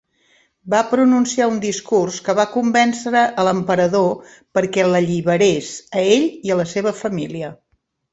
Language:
Catalan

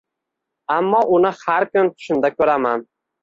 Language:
Uzbek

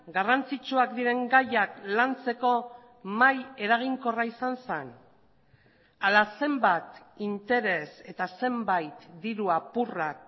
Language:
Basque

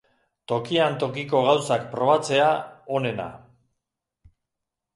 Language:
Basque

